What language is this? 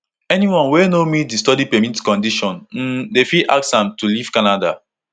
Nigerian Pidgin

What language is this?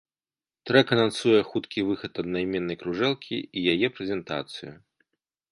Belarusian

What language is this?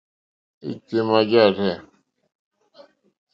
Mokpwe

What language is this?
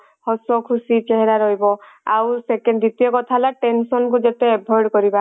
Odia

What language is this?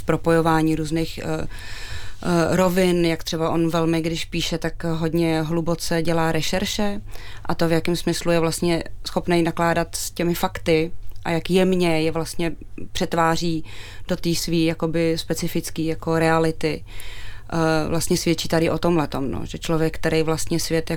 Czech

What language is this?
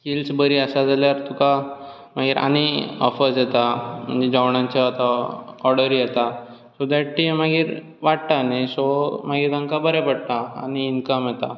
Konkani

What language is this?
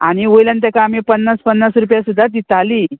Konkani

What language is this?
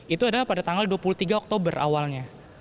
Indonesian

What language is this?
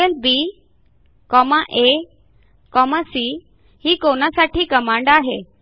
Marathi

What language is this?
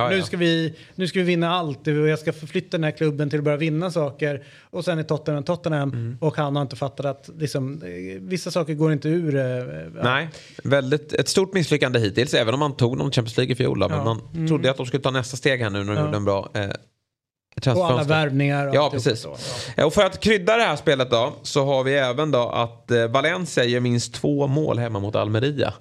Swedish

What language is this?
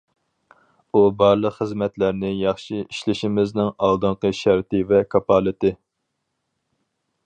Uyghur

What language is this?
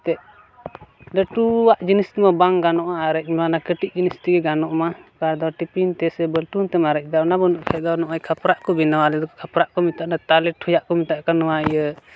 Santali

